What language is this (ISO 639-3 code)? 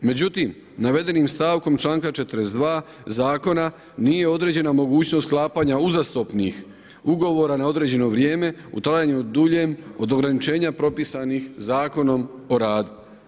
hrv